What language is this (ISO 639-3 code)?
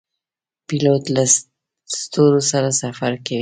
pus